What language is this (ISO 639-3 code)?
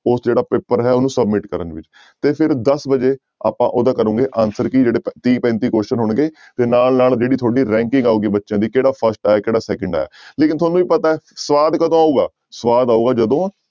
pan